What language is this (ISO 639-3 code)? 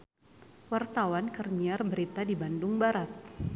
sun